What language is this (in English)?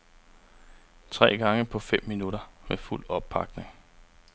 Danish